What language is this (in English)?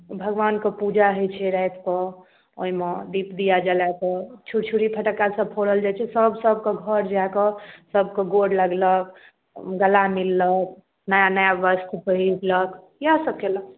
Maithili